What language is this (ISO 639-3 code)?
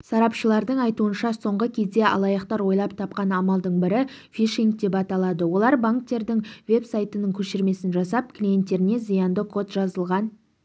kaz